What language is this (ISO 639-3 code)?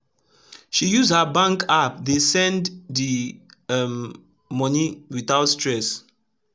pcm